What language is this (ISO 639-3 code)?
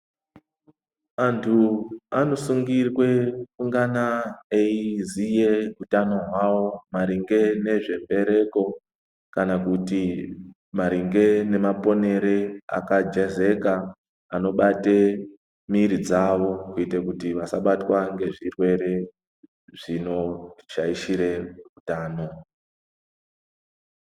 ndc